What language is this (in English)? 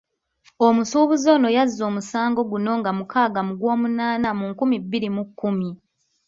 Ganda